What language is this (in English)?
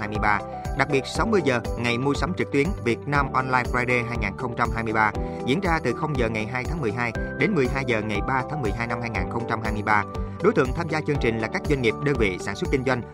Vietnamese